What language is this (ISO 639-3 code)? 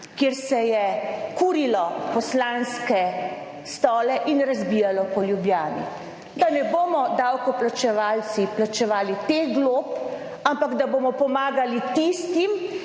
slv